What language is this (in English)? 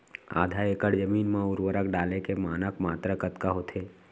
Chhattisgarhi